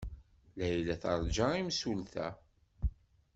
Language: Kabyle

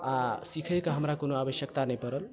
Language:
Maithili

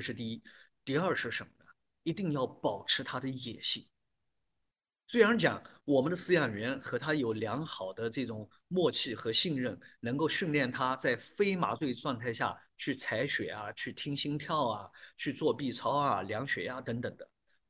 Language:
Chinese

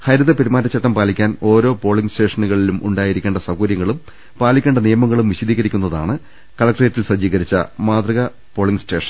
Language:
Malayalam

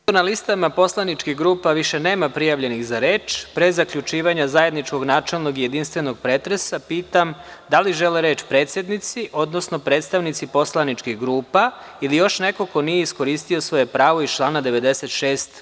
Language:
Serbian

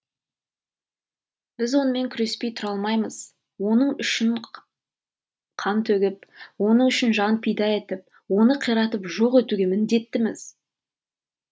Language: Kazakh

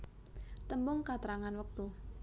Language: Javanese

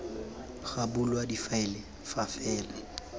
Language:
Tswana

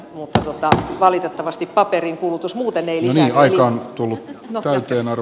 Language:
Finnish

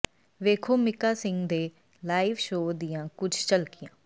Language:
Punjabi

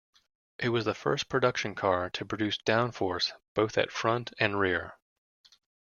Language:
English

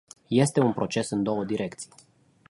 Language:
Romanian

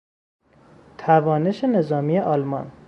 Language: Persian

